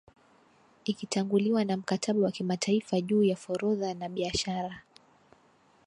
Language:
Swahili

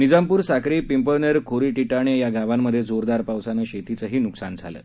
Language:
Marathi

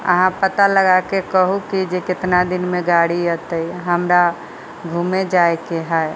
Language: Maithili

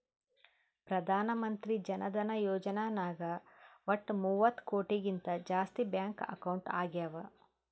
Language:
Kannada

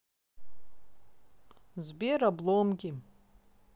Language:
Russian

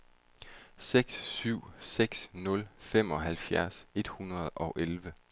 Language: Danish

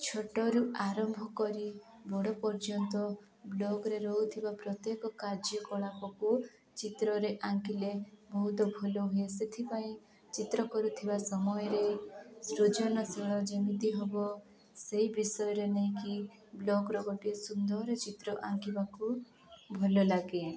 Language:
Odia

